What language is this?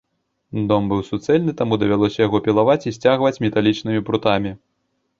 Belarusian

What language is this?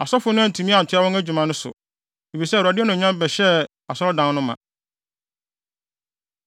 Akan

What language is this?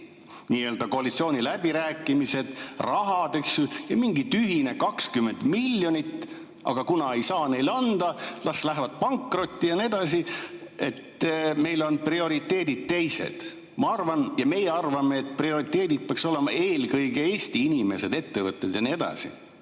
Estonian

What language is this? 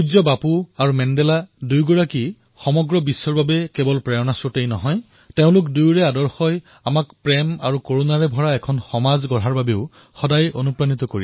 Assamese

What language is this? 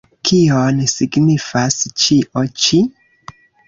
Esperanto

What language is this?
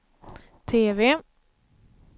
Swedish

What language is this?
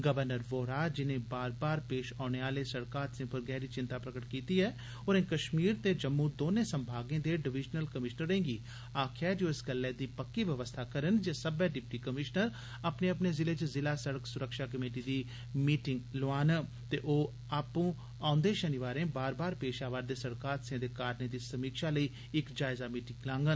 Dogri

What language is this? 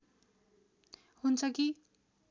Nepali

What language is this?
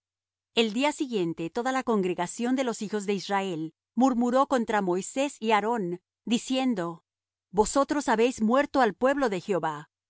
Spanish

